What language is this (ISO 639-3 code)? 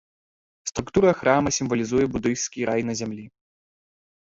bel